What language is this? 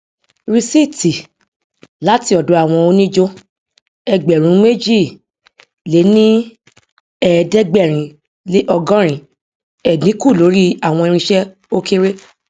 Yoruba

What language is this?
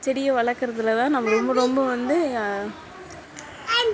Tamil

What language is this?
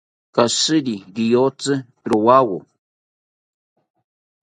South Ucayali Ashéninka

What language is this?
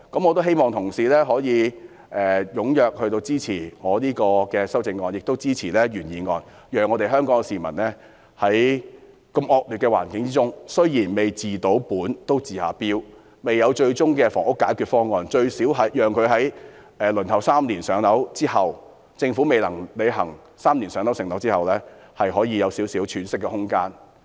Cantonese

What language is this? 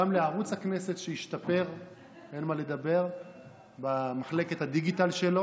Hebrew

